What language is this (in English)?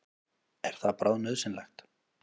Icelandic